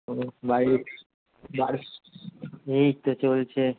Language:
Bangla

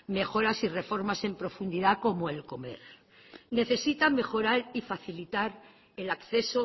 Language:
Spanish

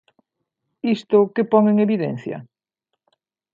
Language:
Galician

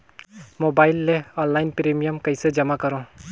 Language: Chhattisgarhi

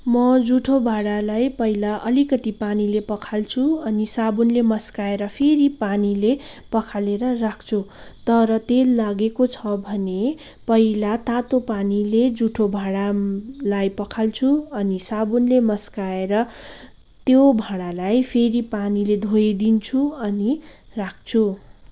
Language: Nepali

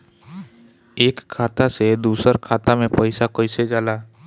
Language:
Bhojpuri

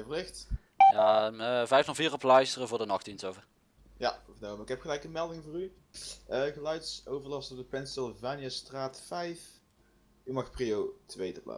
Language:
Dutch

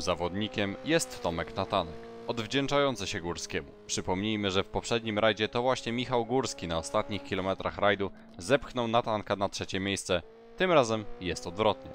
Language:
Polish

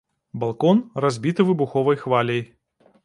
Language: Belarusian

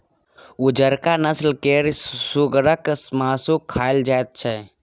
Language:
Maithili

